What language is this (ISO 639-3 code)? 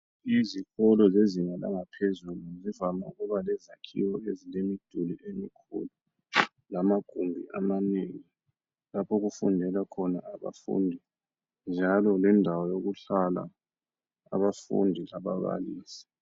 nde